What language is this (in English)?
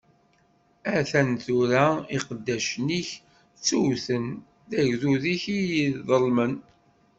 Kabyle